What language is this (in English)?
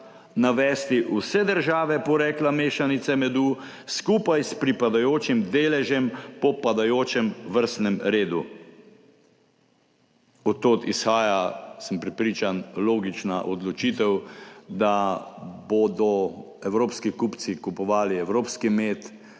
Slovenian